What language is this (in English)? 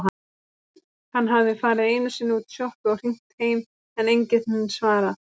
Icelandic